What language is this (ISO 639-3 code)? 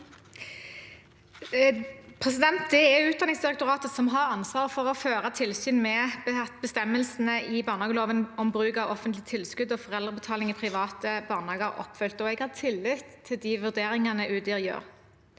nor